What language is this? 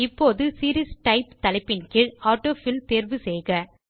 Tamil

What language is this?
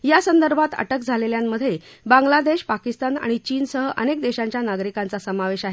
Marathi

